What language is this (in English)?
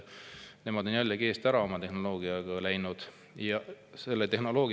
Estonian